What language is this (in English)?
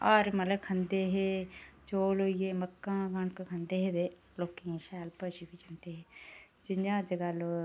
Dogri